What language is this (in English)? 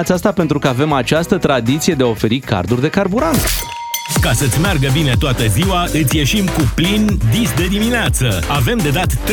Romanian